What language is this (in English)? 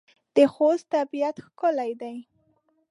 Pashto